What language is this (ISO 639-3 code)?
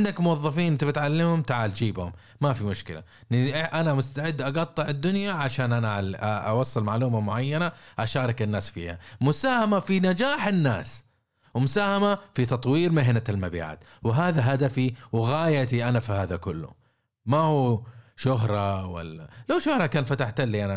ara